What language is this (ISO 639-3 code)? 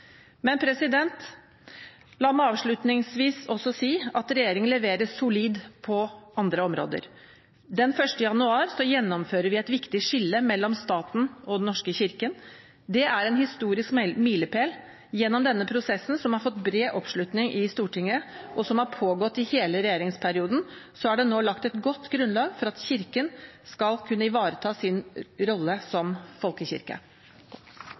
nob